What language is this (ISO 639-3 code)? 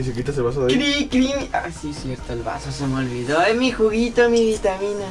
spa